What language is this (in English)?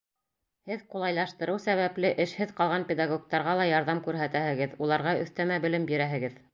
Bashkir